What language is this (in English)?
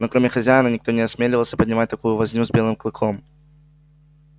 Russian